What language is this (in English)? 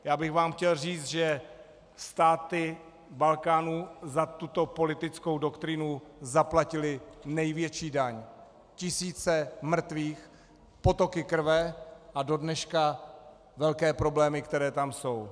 Czech